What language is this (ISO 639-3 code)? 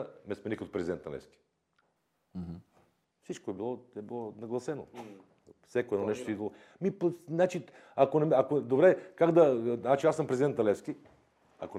bul